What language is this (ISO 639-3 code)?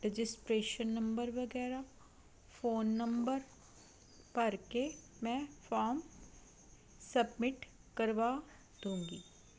pan